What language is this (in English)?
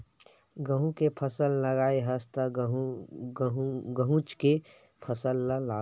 Chhattisgarhi